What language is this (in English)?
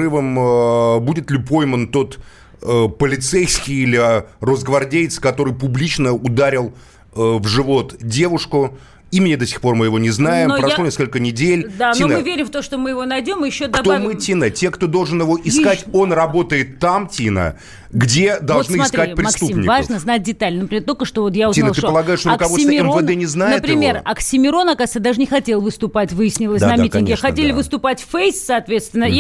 Russian